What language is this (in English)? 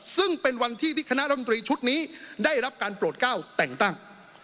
Thai